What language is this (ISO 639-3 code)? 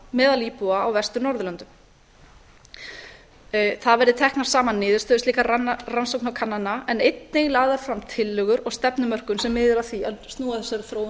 isl